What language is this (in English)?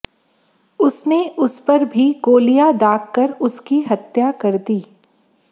Hindi